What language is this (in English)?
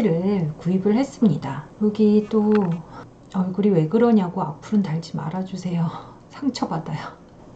Korean